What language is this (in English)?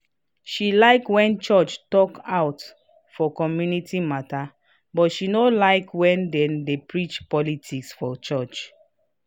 Nigerian Pidgin